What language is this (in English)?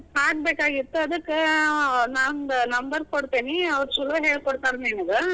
Kannada